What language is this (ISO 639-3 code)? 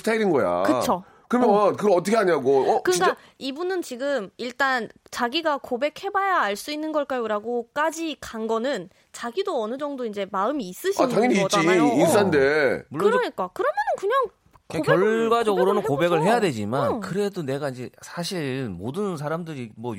kor